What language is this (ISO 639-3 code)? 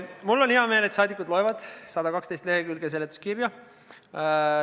est